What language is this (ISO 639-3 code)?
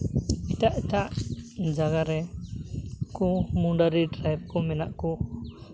sat